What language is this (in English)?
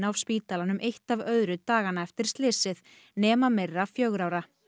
Icelandic